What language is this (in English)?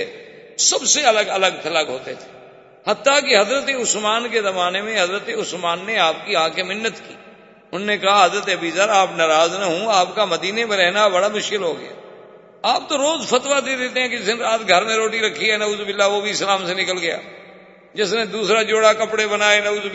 Urdu